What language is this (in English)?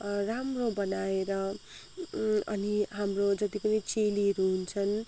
Nepali